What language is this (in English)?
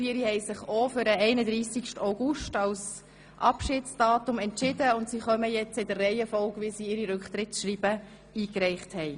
Swiss German